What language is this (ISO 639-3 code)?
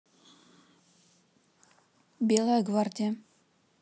rus